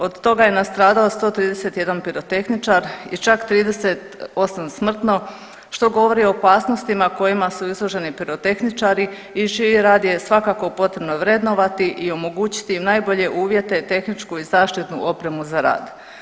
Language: Croatian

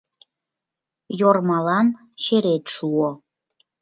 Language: Mari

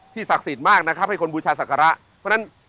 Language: Thai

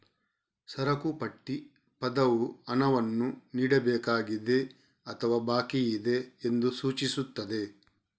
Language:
Kannada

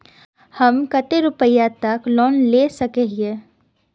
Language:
Magahi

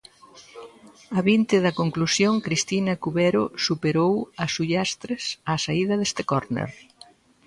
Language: Galician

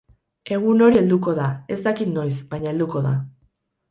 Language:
Basque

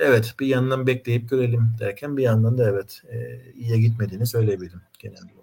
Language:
Turkish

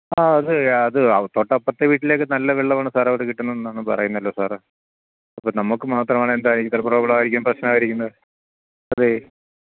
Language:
Malayalam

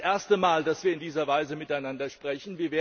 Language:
German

